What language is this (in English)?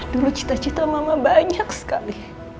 Indonesian